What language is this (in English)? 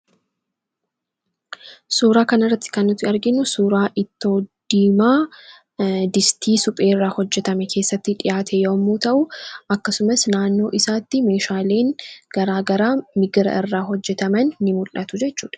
Oromo